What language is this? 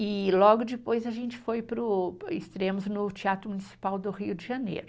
Portuguese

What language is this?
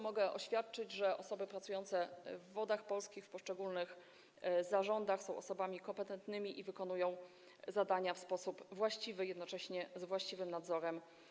Polish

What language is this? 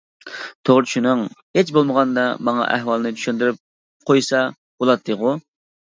Uyghur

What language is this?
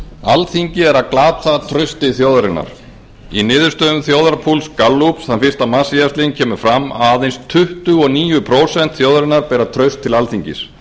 Icelandic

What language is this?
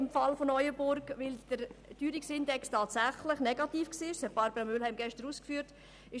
Swiss German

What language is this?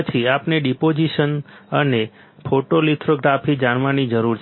Gujarati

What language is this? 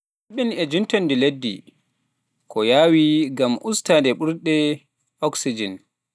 Pular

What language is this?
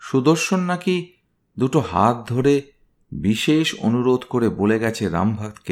Bangla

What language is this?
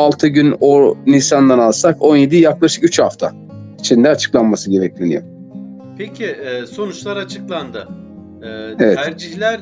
Turkish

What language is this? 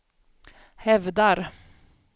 Swedish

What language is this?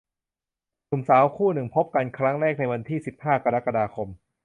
Thai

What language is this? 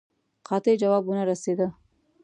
Pashto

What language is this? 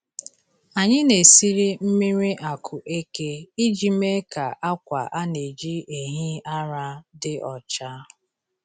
Igbo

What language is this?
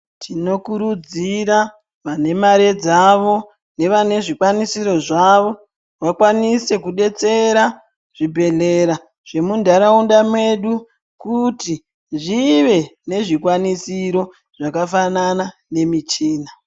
Ndau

